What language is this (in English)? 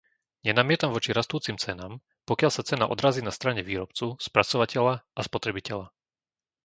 Slovak